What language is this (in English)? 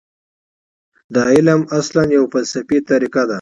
Pashto